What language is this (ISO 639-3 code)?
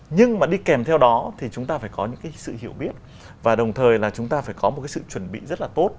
vie